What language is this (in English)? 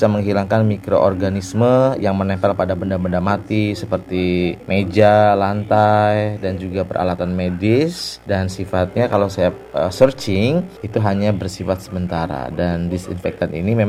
Indonesian